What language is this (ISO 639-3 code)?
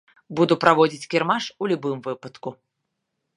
bel